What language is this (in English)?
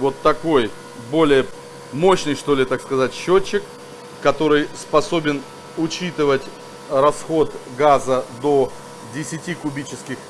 Russian